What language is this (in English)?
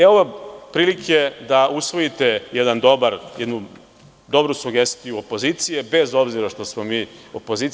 Serbian